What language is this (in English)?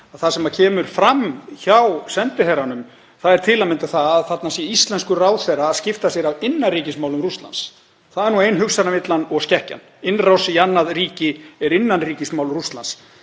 Icelandic